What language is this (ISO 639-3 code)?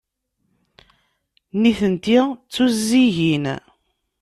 kab